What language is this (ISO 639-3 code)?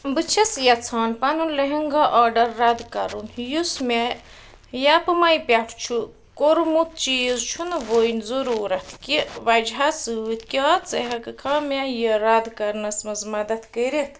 kas